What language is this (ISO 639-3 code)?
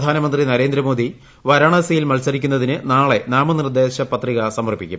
mal